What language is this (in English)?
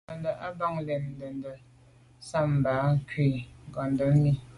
Medumba